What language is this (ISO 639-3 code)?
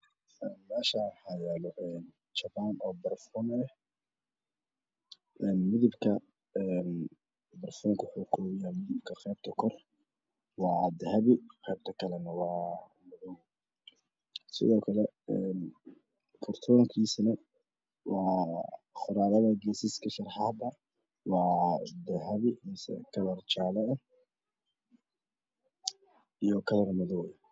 som